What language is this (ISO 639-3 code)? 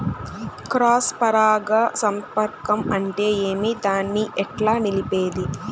tel